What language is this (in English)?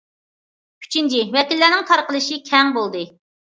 Uyghur